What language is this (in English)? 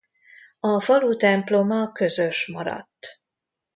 Hungarian